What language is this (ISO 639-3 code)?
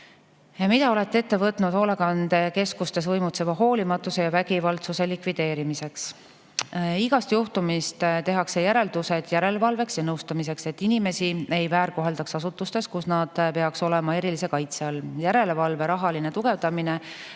est